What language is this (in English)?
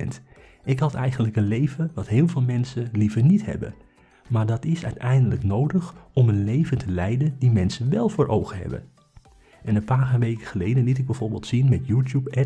Dutch